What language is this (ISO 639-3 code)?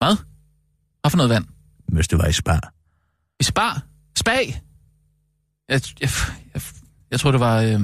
dan